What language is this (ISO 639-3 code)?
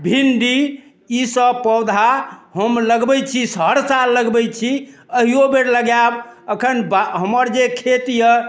mai